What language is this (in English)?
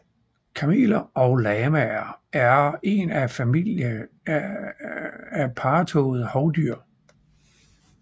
Danish